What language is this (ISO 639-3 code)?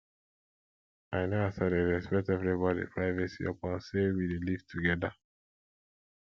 pcm